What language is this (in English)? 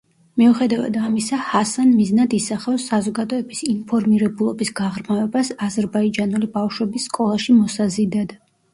Georgian